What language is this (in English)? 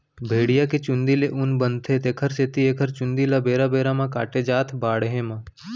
Chhattisgarhi